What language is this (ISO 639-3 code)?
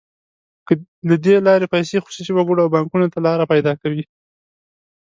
pus